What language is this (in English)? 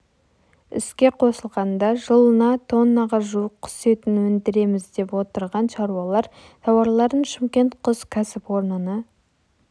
Kazakh